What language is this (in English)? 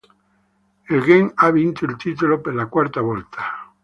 Italian